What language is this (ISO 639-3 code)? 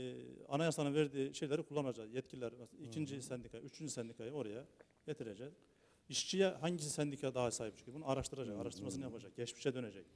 tur